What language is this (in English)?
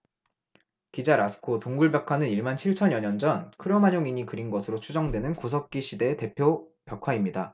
Korean